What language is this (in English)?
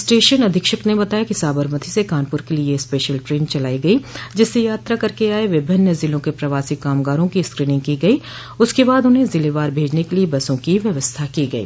Hindi